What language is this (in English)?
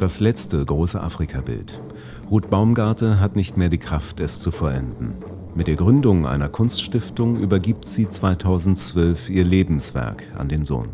German